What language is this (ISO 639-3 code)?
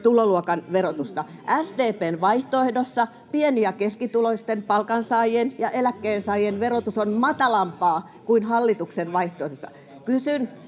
fin